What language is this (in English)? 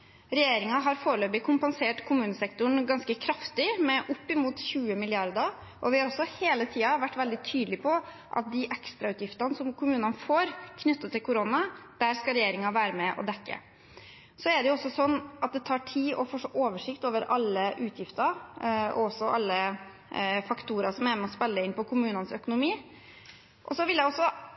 Norwegian Bokmål